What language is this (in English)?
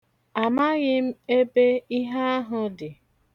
Igbo